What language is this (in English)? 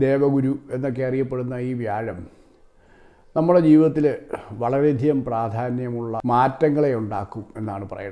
Italian